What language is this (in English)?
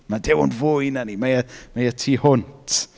Welsh